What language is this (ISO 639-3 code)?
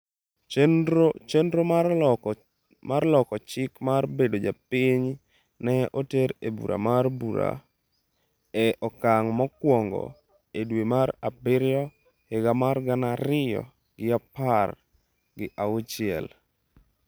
luo